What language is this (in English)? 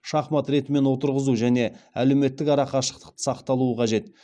Kazakh